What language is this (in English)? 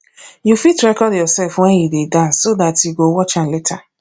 Nigerian Pidgin